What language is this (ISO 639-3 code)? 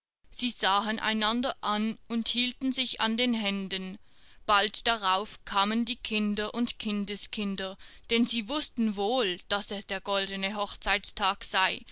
deu